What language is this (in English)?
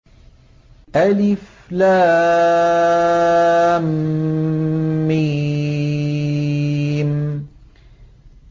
Arabic